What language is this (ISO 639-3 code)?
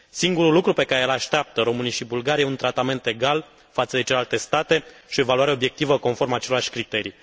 ron